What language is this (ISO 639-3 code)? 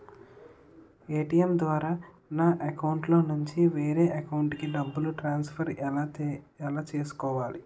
tel